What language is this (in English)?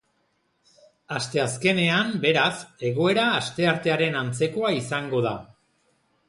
Basque